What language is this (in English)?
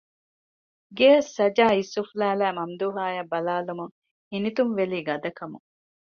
Divehi